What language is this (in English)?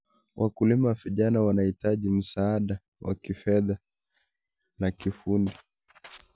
Kalenjin